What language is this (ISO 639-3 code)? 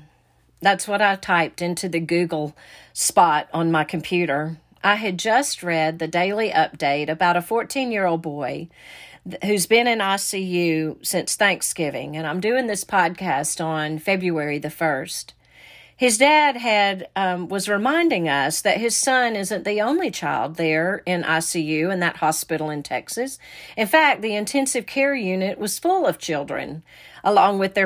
eng